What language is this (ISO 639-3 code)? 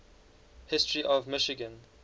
eng